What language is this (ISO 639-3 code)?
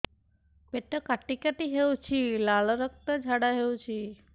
ori